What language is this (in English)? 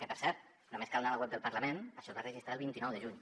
Catalan